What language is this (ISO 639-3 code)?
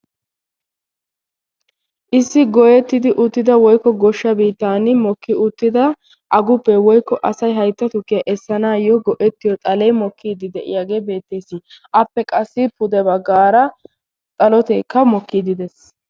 wal